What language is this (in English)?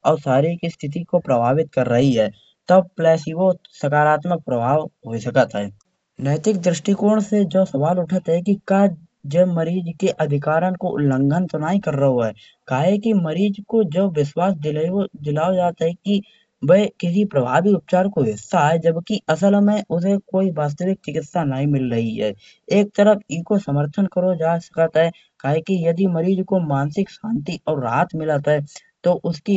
Kanauji